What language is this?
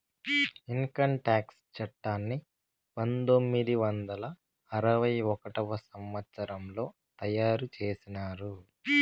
Telugu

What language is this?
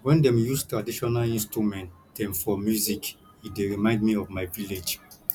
Nigerian Pidgin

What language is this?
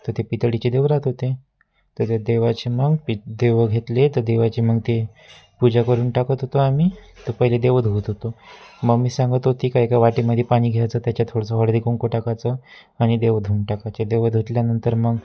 Marathi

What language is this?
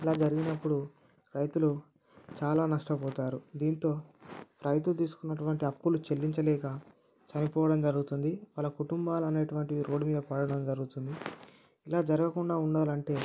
Telugu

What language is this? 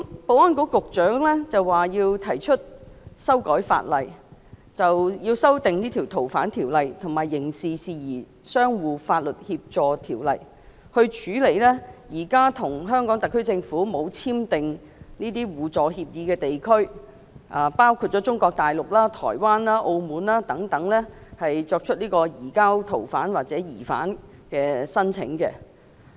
Cantonese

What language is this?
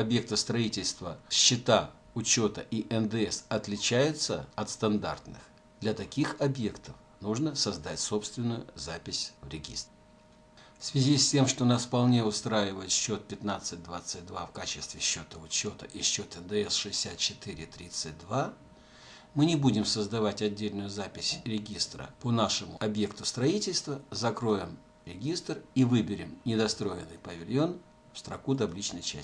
Russian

